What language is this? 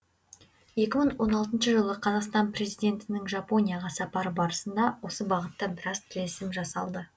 Kazakh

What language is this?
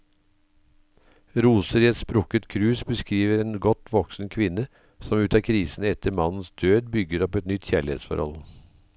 Norwegian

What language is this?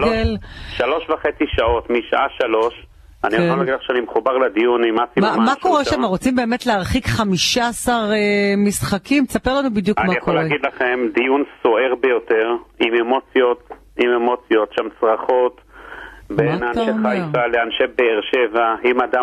Hebrew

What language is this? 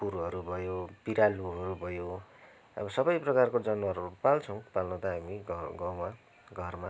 Nepali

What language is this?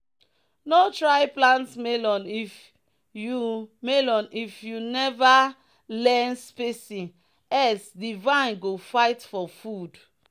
Nigerian Pidgin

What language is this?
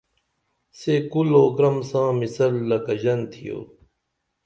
Dameli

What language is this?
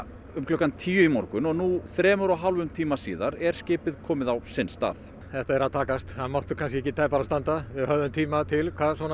Icelandic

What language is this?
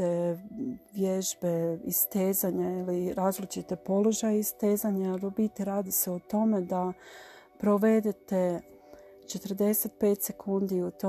Croatian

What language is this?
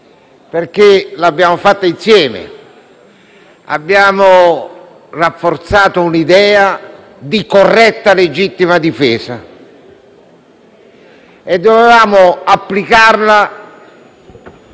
Italian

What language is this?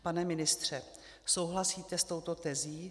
Czech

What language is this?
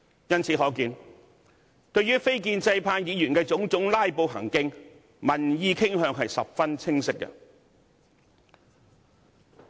Cantonese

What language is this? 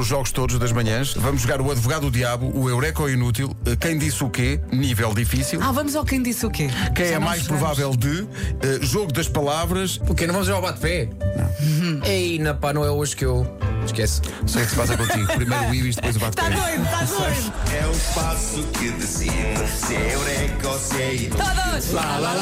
Portuguese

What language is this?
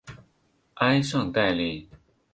Chinese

